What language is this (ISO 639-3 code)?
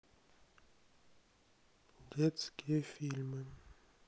rus